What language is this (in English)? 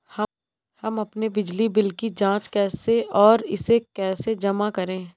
Hindi